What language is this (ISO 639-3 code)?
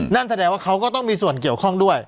tha